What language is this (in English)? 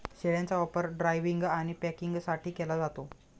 Marathi